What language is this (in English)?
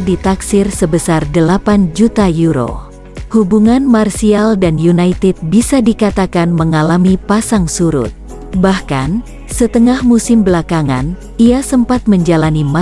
Indonesian